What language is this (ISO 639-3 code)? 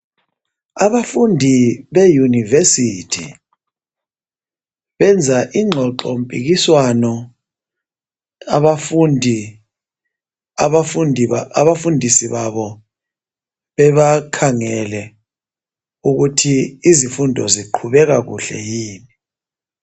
nde